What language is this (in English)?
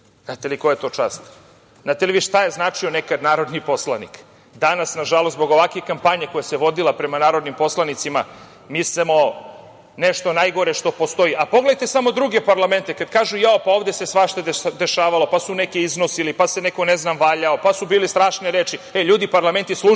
Serbian